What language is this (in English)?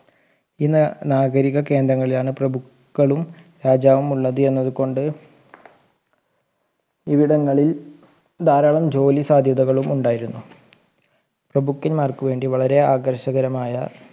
Malayalam